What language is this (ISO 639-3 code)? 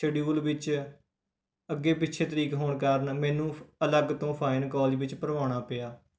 pan